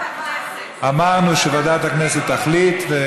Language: Hebrew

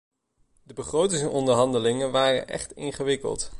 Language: Dutch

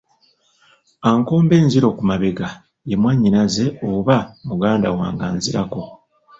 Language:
Ganda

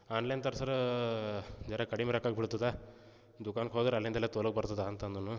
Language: Kannada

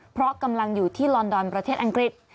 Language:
Thai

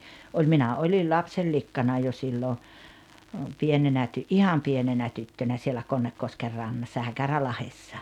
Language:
Finnish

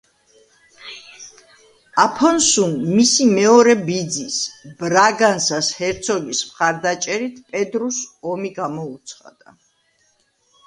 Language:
Georgian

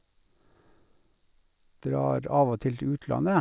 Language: Norwegian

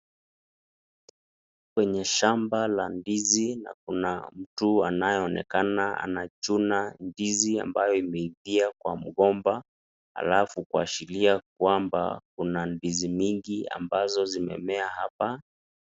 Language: Swahili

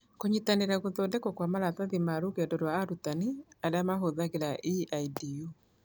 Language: Kikuyu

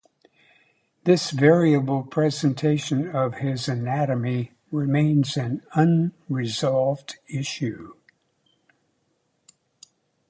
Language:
English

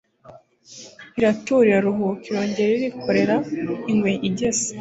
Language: Kinyarwanda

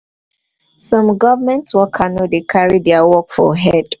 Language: Nigerian Pidgin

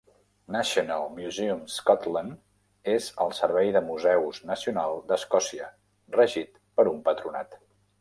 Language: Catalan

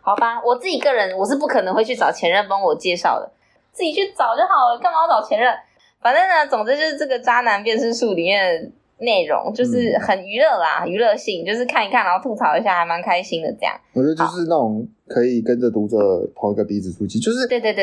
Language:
Chinese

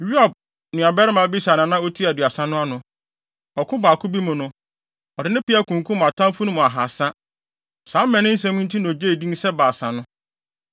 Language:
Akan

